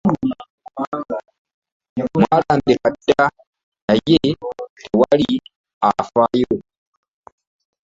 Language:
Ganda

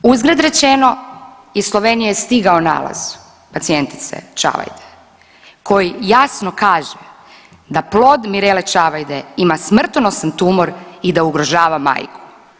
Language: Croatian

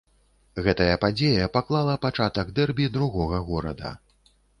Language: Belarusian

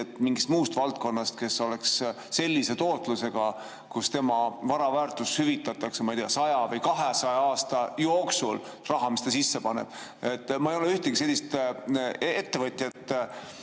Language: Estonian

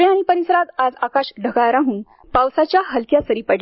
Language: Marathi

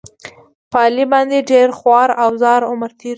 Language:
Pashto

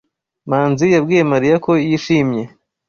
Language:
Kinyarwanda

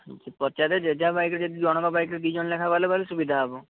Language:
Odia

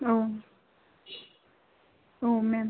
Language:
Bodo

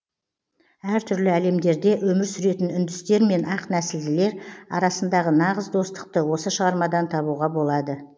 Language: Kazakh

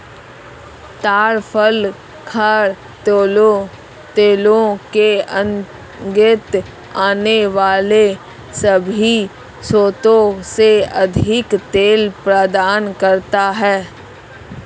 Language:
Hindi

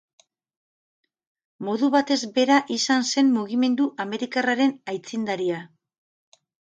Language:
Basque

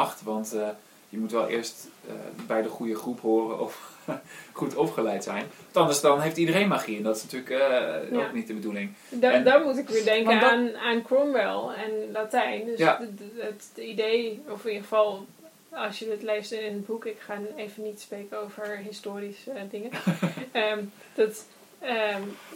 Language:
Dutch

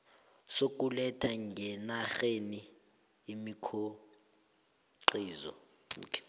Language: South Ndebele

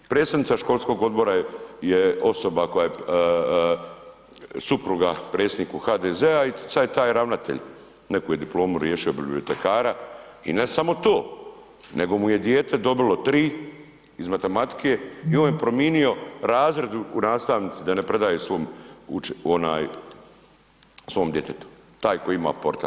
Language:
Croatian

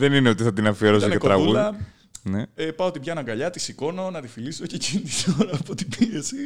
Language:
Greek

